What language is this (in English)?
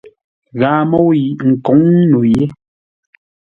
Ngombale